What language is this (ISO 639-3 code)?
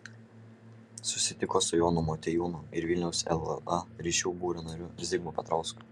lit